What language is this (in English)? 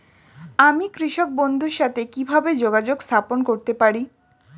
Bangla